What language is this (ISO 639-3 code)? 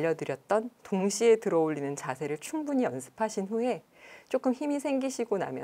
kor